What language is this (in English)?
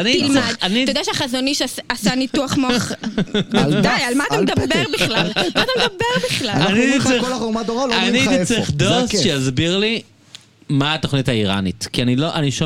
Hebrew